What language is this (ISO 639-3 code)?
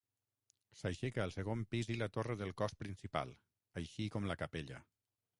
cat